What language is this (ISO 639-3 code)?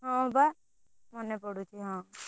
ori